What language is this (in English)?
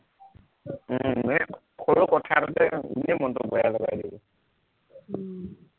Assamese